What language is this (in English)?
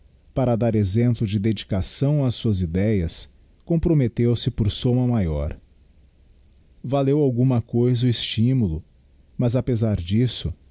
Portuguese